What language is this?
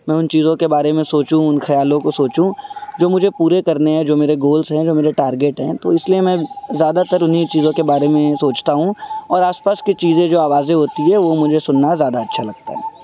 Urdu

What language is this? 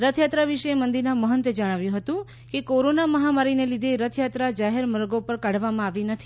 Gujarati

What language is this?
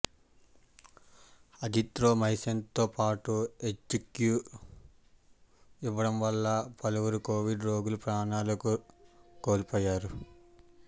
Telugu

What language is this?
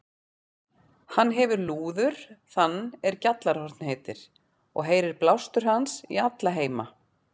Icelandic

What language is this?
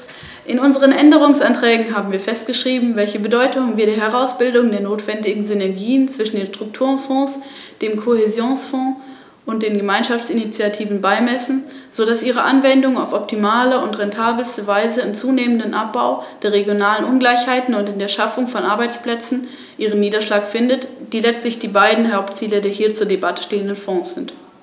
German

